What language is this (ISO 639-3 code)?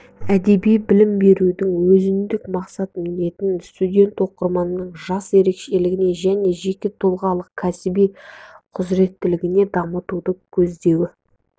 kaz